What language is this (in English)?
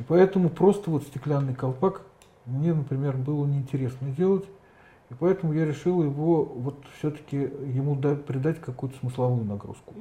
Russian